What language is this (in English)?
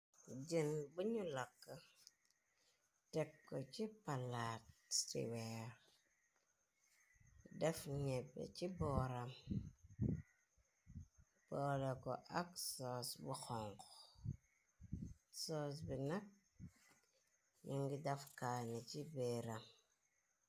Wolof